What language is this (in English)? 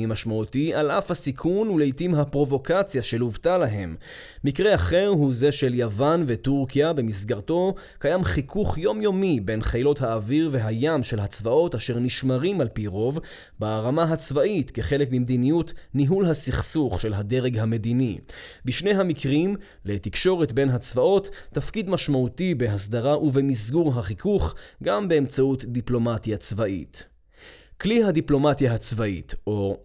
Hebrew